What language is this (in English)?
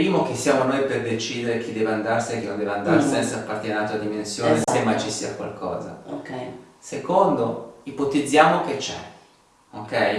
Italian